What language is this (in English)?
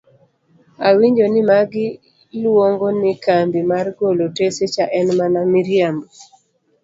Luo (Kenya and Tanzania)